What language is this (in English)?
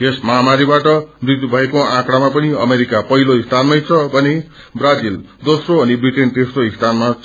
Nepali